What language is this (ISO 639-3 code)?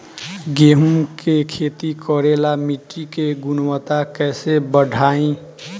bho